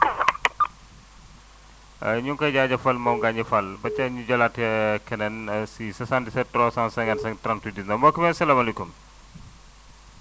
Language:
Wolof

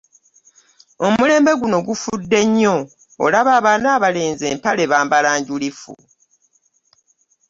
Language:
Ganda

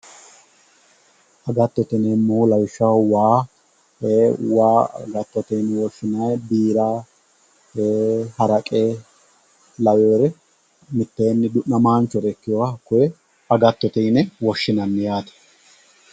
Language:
Sidamo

